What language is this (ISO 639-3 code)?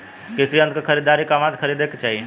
bho